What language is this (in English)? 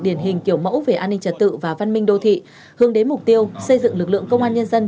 Vietnamese